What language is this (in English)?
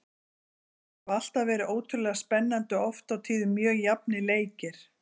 Icelandic